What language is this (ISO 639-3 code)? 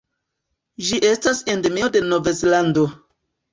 epo